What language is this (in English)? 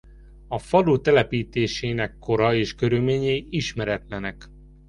Hungarian